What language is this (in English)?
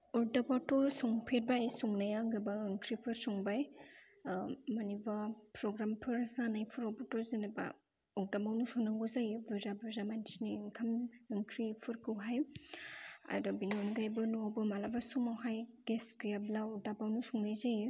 Bodo